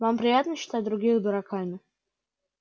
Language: Russian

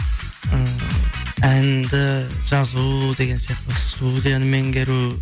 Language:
Kazakh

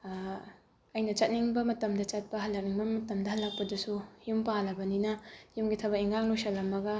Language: Manipuri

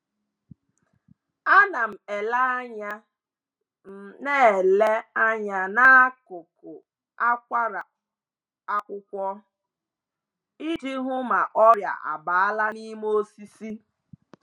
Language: Igbo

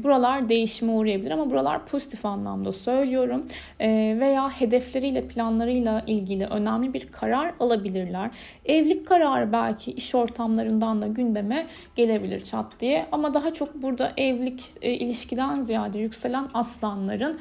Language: Turkish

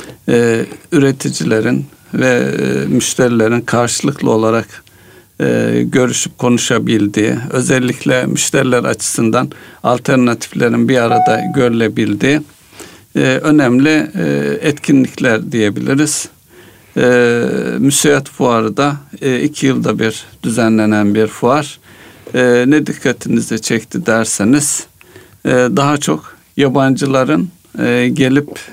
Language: Turkish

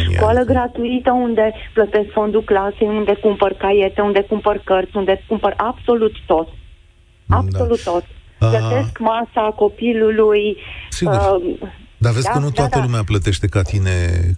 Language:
Romanian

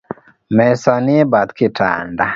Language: Luo (Kenya and Tanzania)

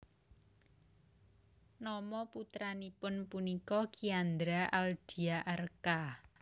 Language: Javanese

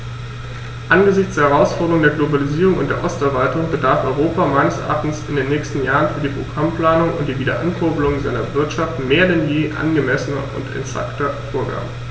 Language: German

